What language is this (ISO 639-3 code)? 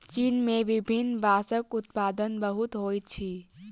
mai